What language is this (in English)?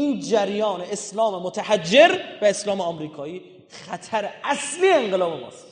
Persian